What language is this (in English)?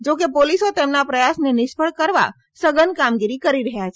Gujarati